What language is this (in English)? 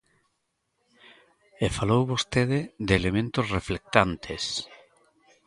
Galician